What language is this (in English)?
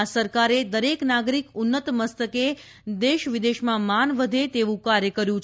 Gujarati